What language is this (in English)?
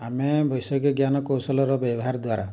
Odia